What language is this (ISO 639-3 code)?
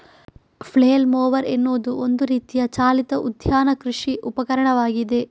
kan